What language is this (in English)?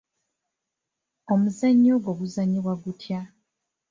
Ganda